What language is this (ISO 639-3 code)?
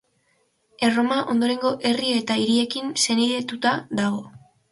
eus